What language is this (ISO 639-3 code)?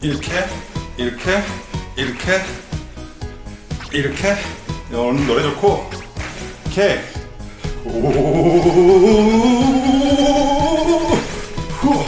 kor